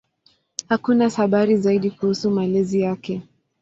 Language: Swahili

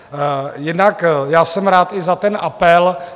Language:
Czech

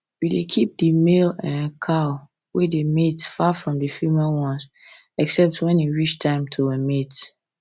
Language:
Nigerian Pidgin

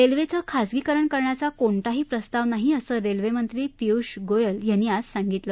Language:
Marathi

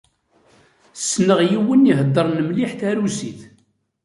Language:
Kabyle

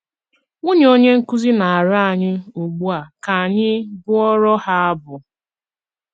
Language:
Igbo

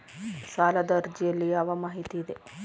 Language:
Kannada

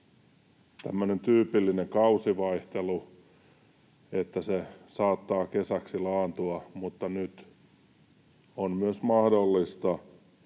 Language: Finnish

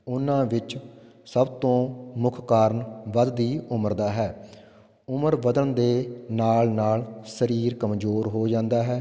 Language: Punjabi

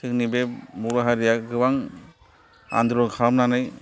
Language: Bodo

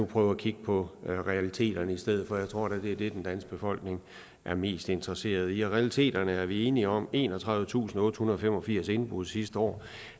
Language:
Danish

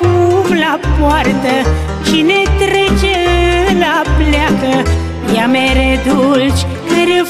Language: Romanian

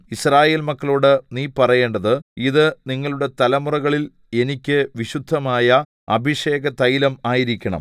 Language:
Malayalam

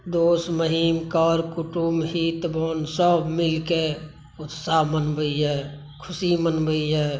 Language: Maithili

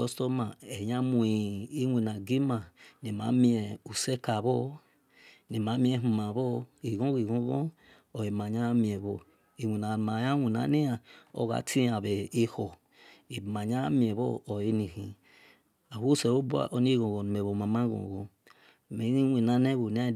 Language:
Esan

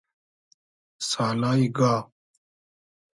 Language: Hazaragi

